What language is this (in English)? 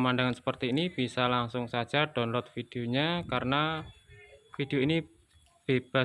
Indonesian